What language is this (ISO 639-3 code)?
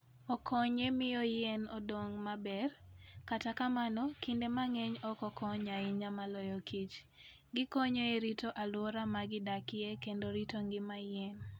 luo